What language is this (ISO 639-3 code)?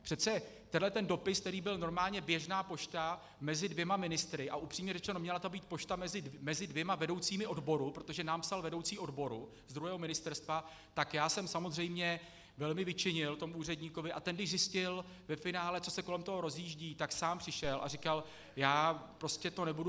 ces